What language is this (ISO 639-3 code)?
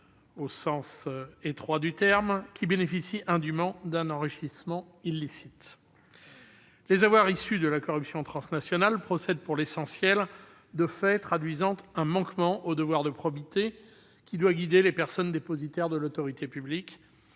fra